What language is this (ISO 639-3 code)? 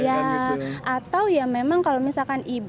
ind